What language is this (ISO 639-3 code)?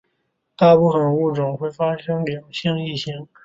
zho